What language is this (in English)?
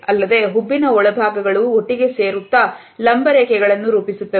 Kannada